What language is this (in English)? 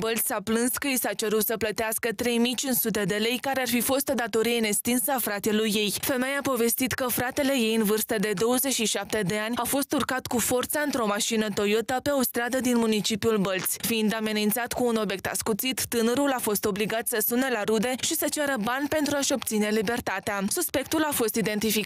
Romanian